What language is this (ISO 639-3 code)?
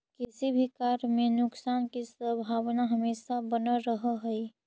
mag